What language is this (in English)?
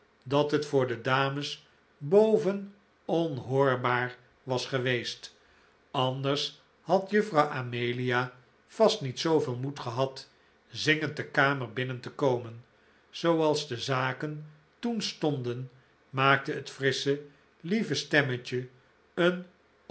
Dutch